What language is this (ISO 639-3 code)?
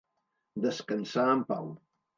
cat